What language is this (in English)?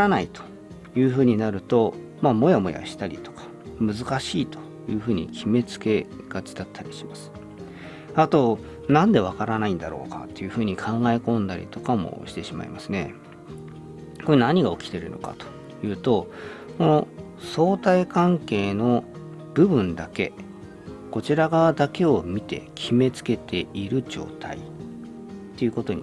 Japanese